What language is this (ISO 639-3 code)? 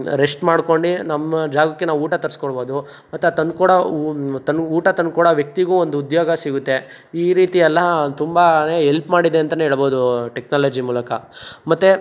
kan